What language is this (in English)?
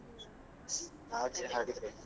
Kannada